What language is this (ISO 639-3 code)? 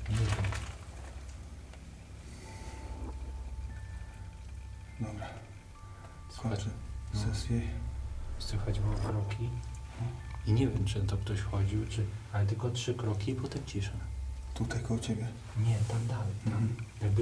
pol